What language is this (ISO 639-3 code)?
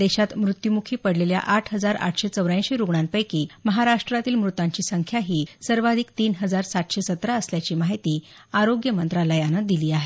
mar